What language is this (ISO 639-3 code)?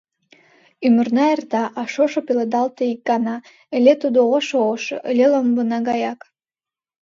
chm